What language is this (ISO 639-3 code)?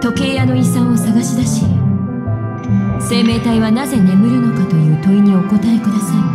jpn